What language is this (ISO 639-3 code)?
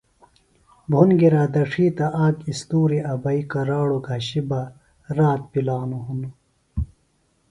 phl